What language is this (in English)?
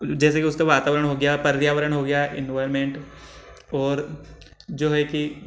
Hindi